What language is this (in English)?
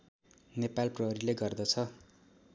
Nepali